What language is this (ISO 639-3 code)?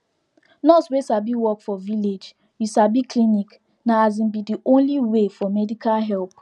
pcm